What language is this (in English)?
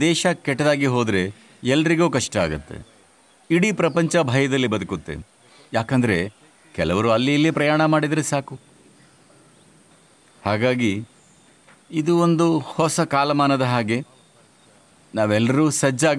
Hindi